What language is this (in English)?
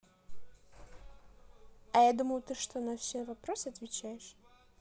Russian